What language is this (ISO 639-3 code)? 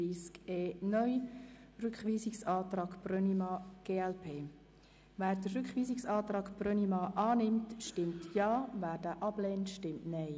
gsw